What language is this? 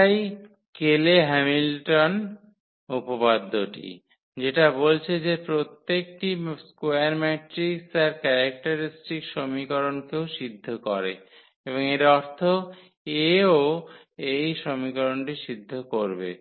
Bangla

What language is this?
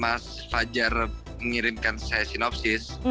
Indonesian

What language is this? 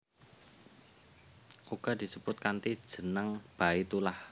Javanese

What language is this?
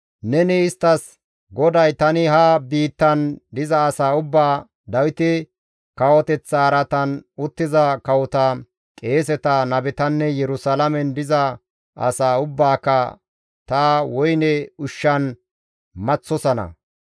Gamo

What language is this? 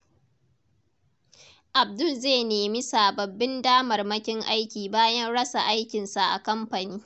Hausa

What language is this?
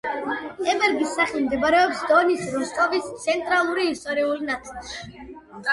Georgian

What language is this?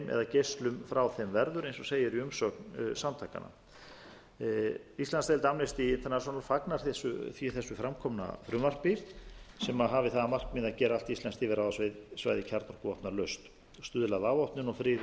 Icelandic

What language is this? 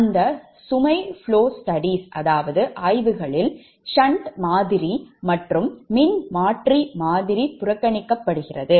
Tamil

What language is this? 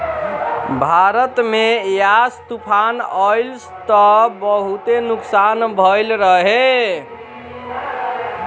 Bhojpuri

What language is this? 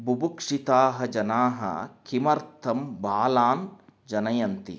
Sanskrit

